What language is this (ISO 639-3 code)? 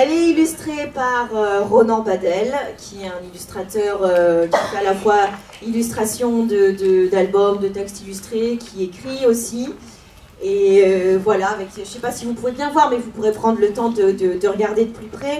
fra